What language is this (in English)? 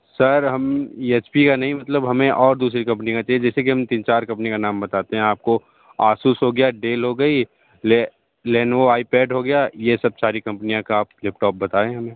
Hindi